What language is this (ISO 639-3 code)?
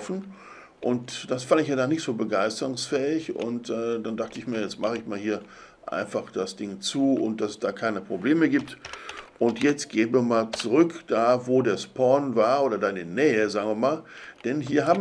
deu